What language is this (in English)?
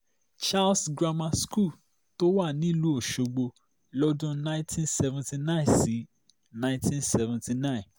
Yoruba